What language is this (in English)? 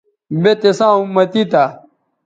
Bateri